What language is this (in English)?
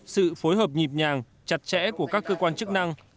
Vietnamese